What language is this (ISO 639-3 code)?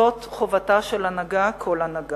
heb